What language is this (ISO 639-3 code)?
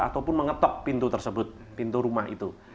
ind